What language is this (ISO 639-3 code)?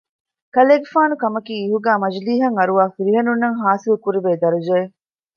div